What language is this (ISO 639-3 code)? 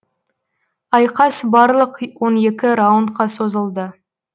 kaz